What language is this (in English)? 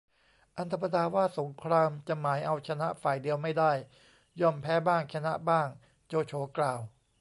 Thai